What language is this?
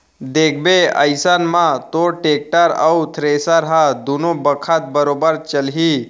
Chhattisgarhi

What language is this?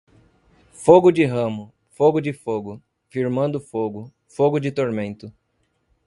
Portuguese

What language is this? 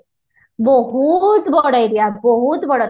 Odia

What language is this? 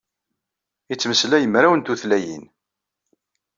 Kabyle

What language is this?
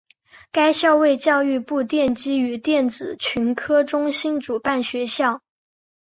Chinese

